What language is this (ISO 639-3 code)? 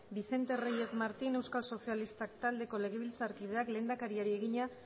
eus